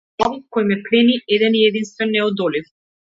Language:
Macedonian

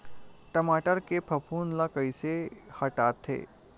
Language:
Chhattisgarhi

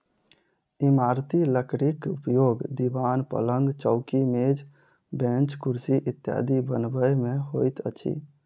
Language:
Maithili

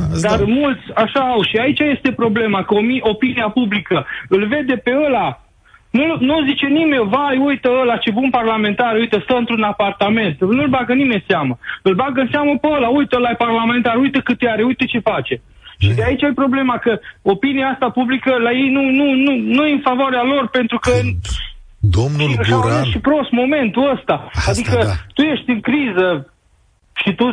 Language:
Romanian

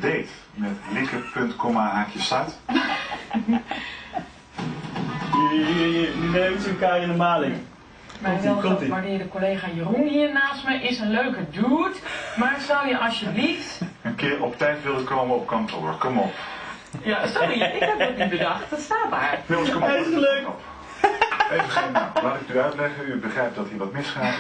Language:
Dutch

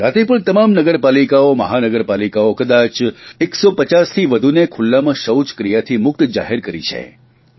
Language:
Gujarati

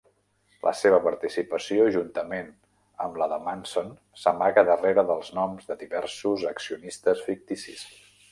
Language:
Catalan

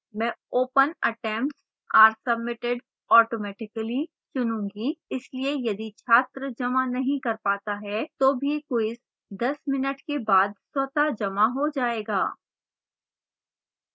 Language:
Hindi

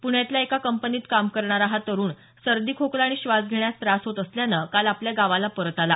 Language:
Marathi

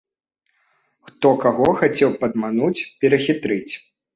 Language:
Belarusian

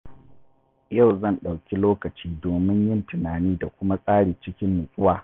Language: Hausa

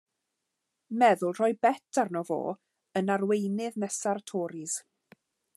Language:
Welsh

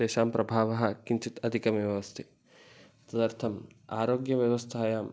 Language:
Sanskrit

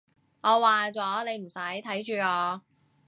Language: Cantonese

